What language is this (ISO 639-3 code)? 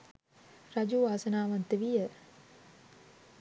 sin